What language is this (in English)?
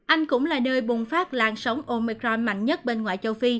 Vietnamese